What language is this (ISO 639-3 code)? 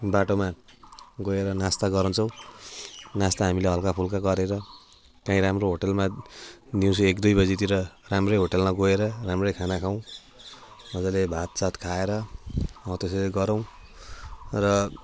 nep